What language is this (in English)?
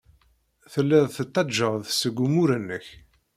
Kabyle